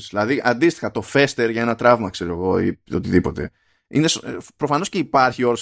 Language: Greek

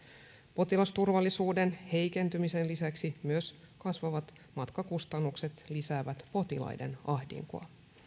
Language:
Finnish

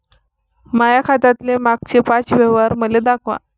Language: Marathi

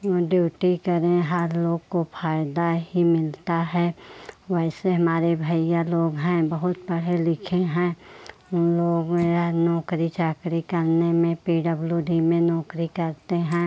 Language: Hindi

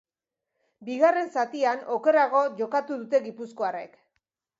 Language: Basque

